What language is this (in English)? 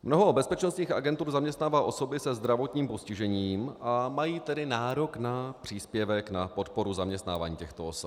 Czech